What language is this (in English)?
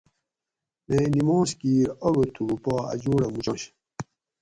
Gawri